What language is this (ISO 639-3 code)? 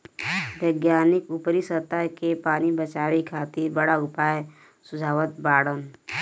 bho